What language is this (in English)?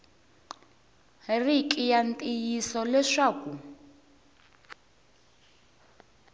Tsonga